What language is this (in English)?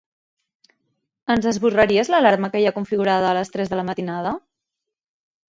Catalan